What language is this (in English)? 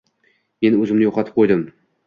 Uzbek